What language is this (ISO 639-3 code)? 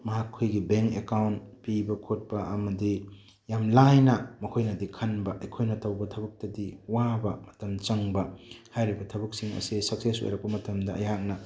mni